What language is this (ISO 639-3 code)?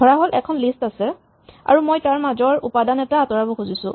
asm